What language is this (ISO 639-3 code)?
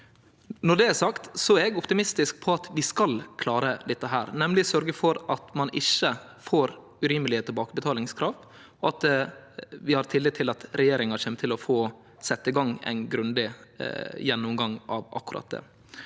nor